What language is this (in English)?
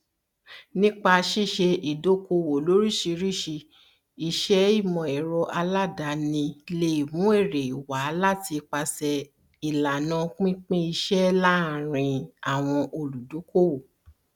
Yoruba